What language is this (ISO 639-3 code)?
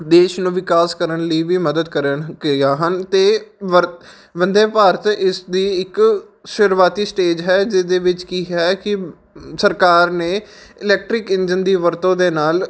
pan